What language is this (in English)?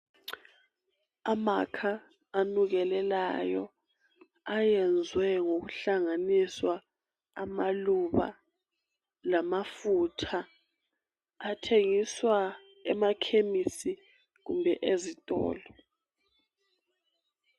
North Ndebele